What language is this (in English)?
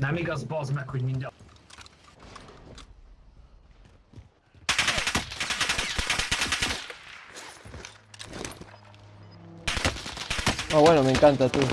Spanish